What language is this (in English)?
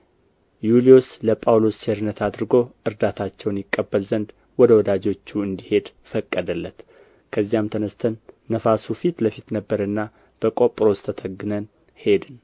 Amharic